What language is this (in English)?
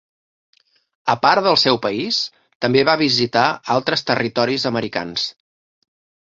Catalan